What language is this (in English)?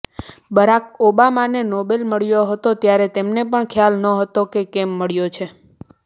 Gujarati